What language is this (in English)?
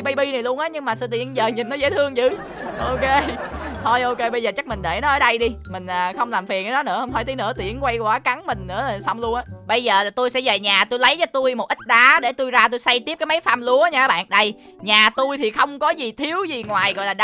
Vietnamese